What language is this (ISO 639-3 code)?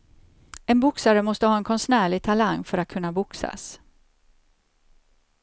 swe